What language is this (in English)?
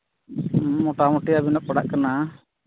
Santali